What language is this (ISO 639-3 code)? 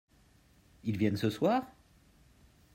fra